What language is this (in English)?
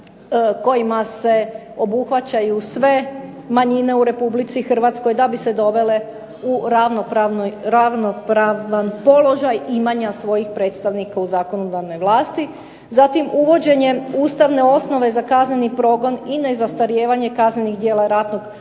Croatian